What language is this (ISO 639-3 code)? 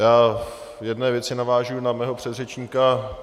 ces